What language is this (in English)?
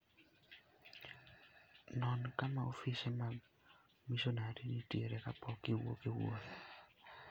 Luo (Kenya and Tanzania)